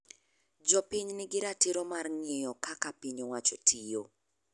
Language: Luo (Kenya and Tanzania)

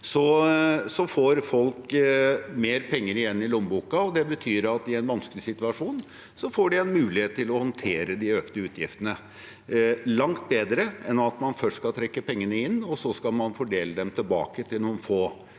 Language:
Norwegian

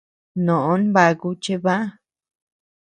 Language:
Tepeuxila Cuicatec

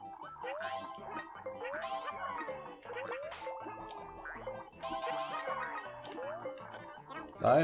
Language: German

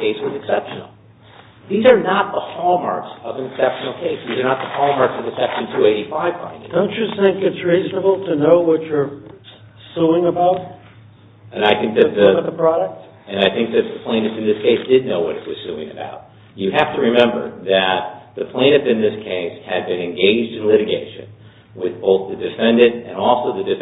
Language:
English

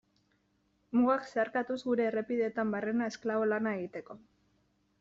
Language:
Basque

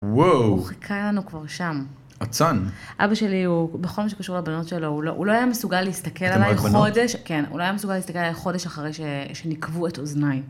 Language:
Hebrew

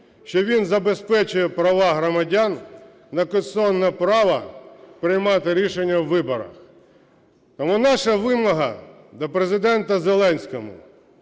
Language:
Ukrainian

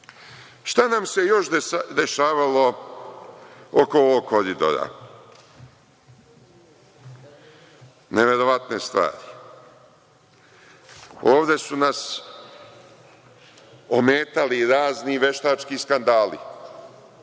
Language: Serbian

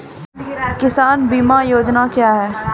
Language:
Maithili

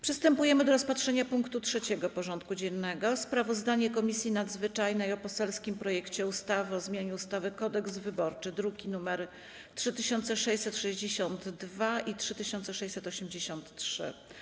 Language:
Polish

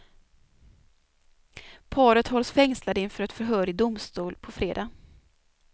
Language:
Swedish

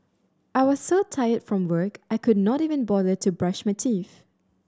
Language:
English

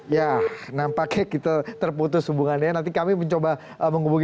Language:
Indonesian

